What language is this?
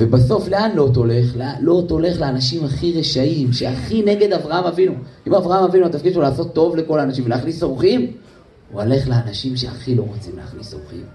Hebrew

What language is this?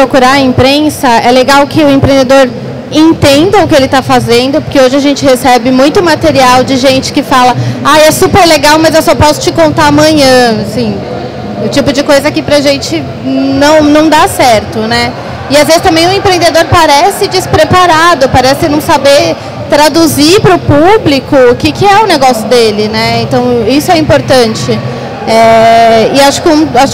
Portuguese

